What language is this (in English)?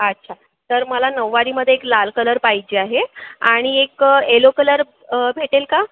Marathi